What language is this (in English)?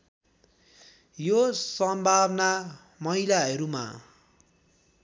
Nepali